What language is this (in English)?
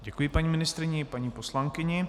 Czech